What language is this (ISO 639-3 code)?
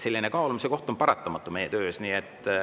est